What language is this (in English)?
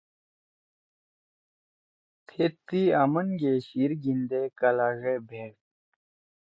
Torwali